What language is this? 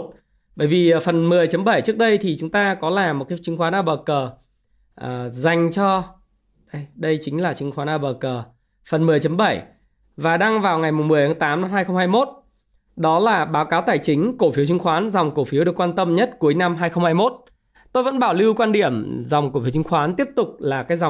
Vietnamese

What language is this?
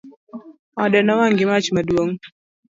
Luo (Kenya and Tanzania)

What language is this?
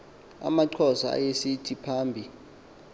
Xhosa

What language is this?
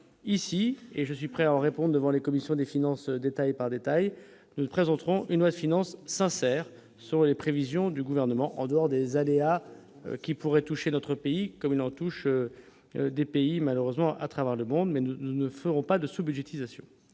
French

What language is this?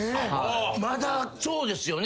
Japanese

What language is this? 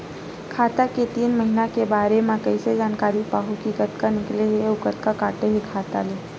Chhattisgarhi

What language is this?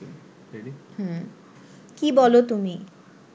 Bangla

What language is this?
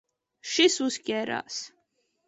Latvian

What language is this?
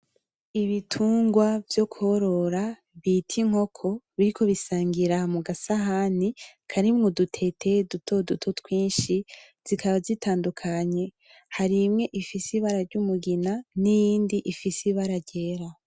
Rundi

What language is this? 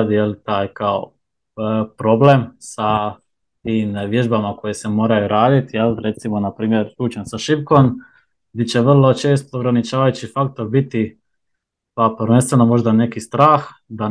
Croatian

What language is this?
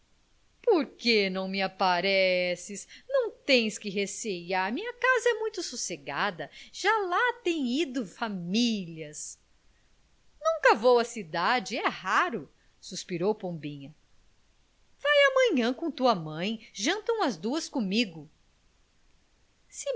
Portuguese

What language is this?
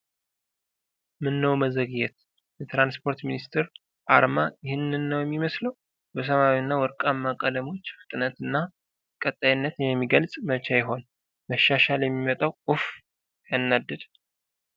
Amharic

